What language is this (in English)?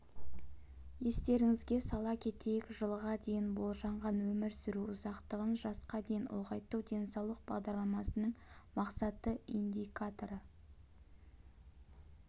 Kazakh